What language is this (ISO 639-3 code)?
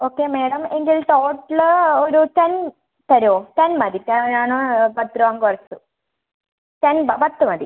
mal